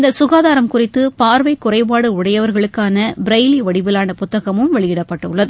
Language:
Tamil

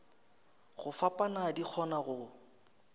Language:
Northern Sotho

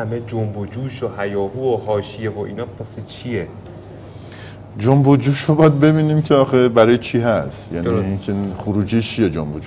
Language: Persian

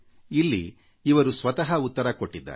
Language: Kannada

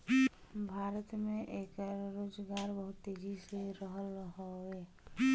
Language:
Bhojpuri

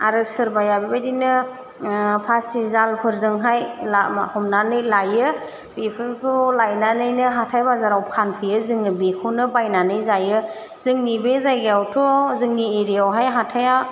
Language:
Bodo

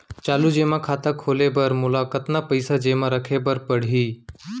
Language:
Chhattisgarhi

